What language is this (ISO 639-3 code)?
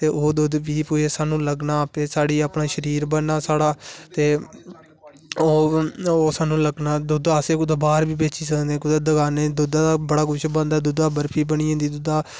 doi